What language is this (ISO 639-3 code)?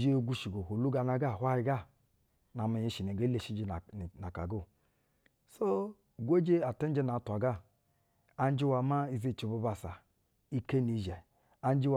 bzw